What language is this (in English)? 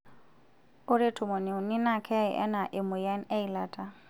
Masai